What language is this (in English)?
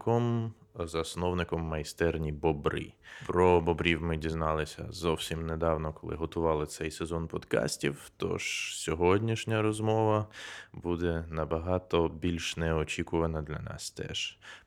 Ukrainian